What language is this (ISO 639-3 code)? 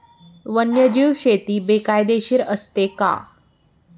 mar